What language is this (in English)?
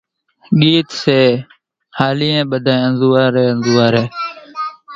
Kachi Koli